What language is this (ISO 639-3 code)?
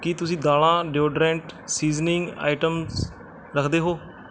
pan